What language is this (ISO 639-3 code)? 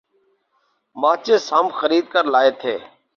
urd